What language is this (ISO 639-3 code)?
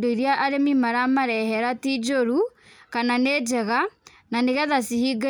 kik